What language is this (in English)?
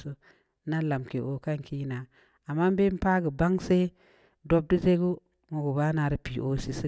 Samba Leko